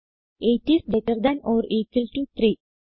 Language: Malayalam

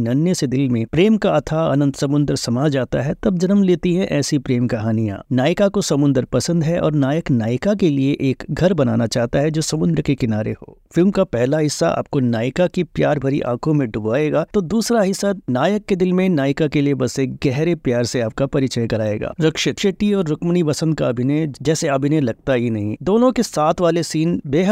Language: Hindi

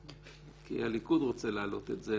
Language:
Hebrew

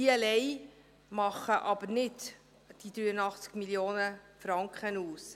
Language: Swiss German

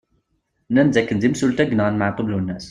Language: Kabyle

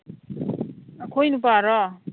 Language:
Manipuri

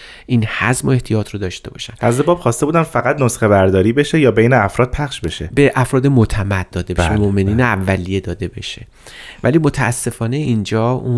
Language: Persian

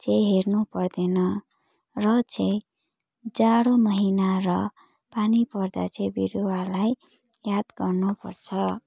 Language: Nepali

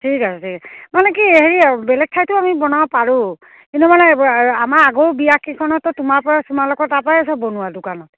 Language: Assamese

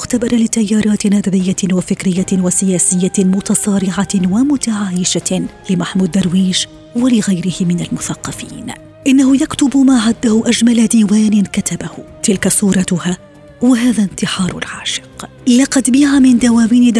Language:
Arabic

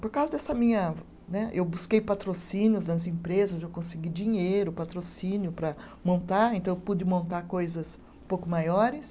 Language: Portuguese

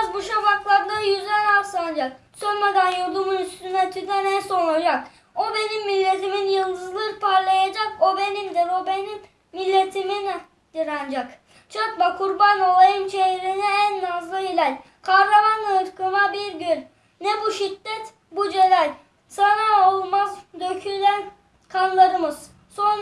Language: Turkish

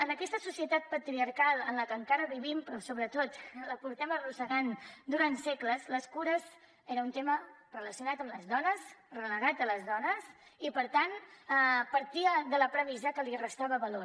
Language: Catalan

